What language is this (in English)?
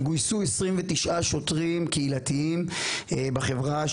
Hebrew